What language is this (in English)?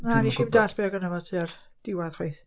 Welsh